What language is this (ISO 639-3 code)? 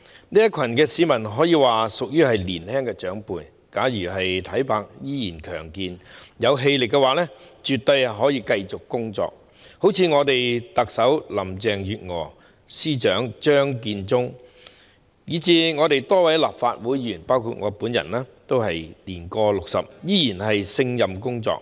yue